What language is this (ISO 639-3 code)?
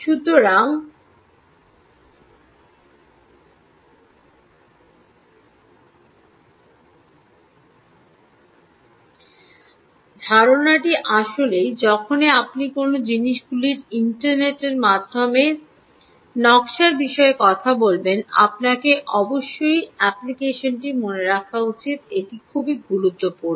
ben